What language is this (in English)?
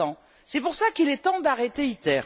French